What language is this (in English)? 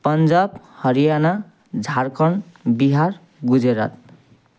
Nepali